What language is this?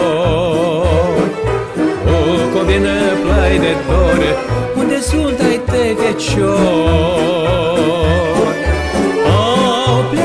Romanian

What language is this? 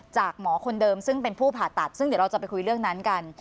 Thai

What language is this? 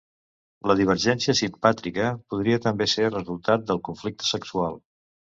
Catalan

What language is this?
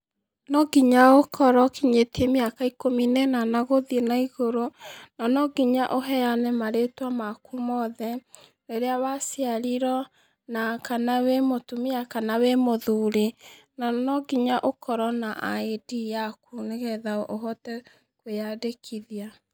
Kikuyu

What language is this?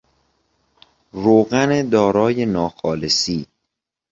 Persian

